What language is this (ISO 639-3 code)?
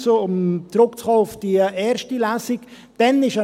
gsw